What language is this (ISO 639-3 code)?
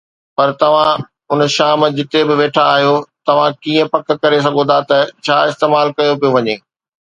snd